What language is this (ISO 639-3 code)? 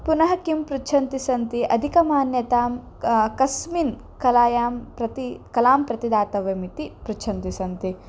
san